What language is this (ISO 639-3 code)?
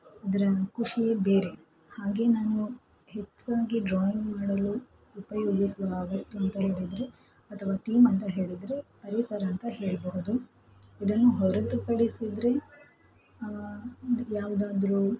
kan